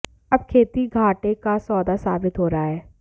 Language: Hindi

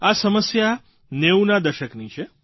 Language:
Gujarati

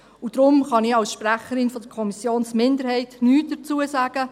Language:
Swiss German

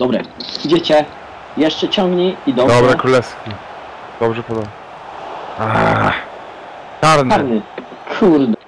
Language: Polish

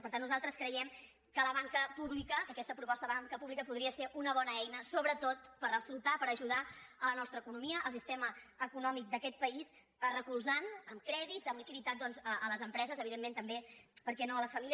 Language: Catalan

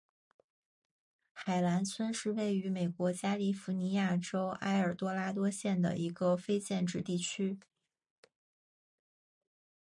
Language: Chinese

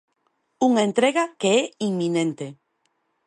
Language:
Galician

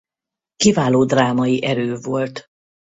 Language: Hungarian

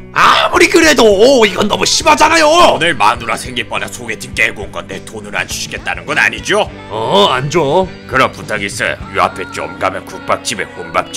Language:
Korean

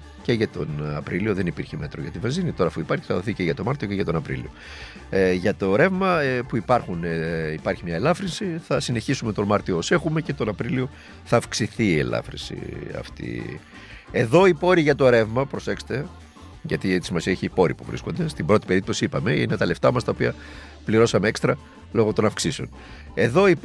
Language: Greek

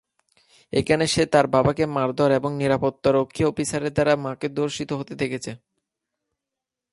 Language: Bangla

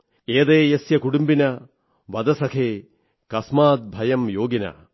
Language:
Malayalam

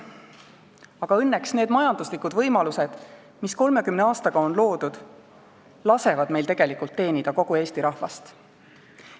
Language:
Estonian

